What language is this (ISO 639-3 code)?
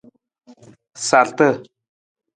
nmz